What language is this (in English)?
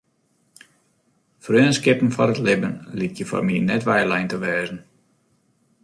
Western Frisian